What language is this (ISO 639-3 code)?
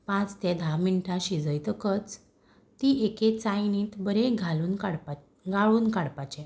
kok